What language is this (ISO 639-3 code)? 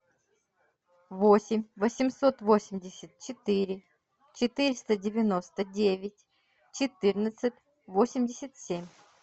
rus